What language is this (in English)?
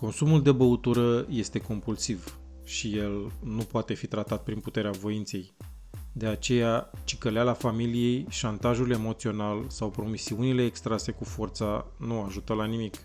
Romanian